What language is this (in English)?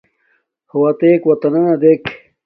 Domaaki